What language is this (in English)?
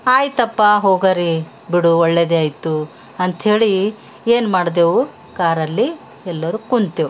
Kannada